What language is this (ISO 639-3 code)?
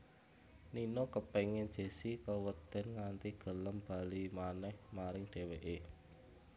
jav